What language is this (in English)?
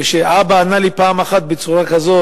Hebrew